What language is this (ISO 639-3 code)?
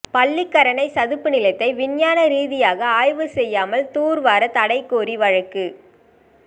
tam